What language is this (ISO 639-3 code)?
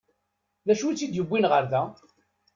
kab